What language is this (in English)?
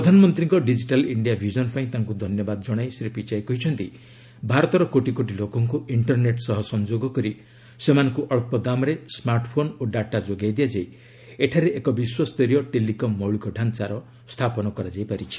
Odia